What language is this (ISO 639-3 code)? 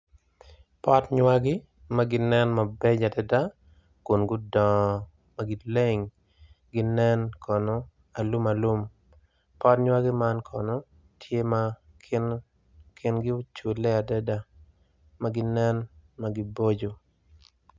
ach